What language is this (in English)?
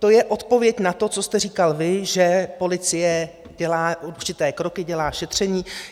Czech